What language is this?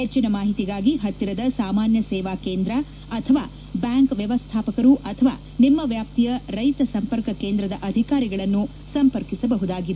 Kannada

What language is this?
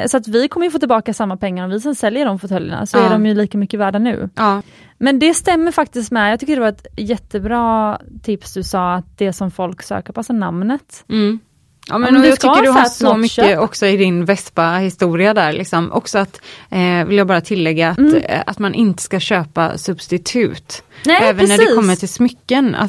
Swedish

